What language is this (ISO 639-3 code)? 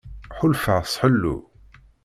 kab